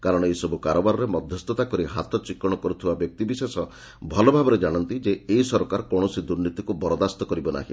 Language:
Odia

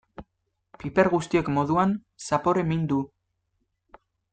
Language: Basque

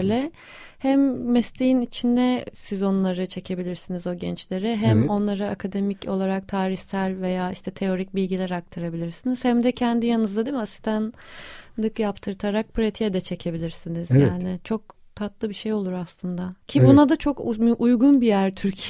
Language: Turkish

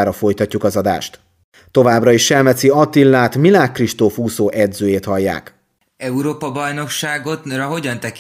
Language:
Hungarian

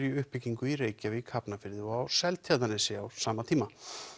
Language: Icelandic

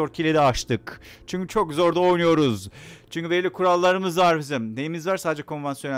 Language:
Turkish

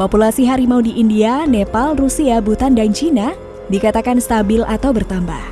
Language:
Indonesian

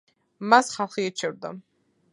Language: Georgian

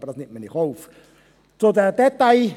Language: Swiss German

